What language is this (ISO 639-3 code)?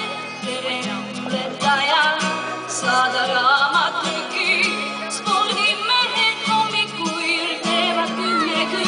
bul